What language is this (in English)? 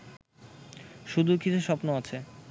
Bangla